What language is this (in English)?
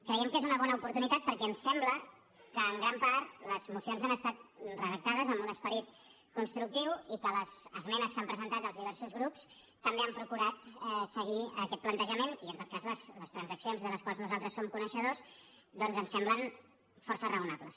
Catalan